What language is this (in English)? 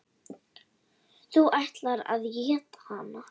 Icelandic